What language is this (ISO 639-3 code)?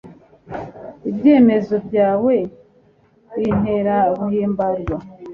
kin